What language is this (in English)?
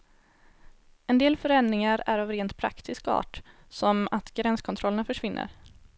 Swedish